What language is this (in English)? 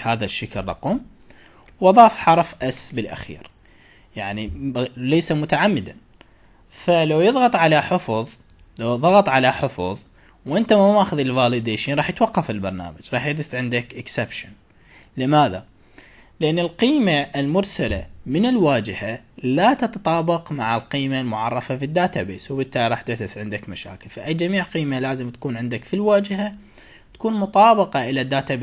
Arabic